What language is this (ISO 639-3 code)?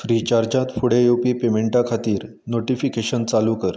kok